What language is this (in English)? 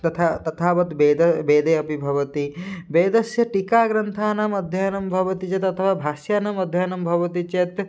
Sanskrit